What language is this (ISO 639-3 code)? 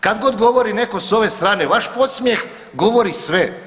hrv